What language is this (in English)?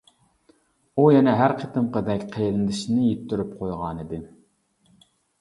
Uyghur